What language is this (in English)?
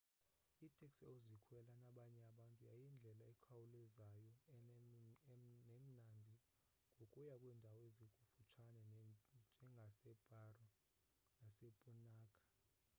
Xhosa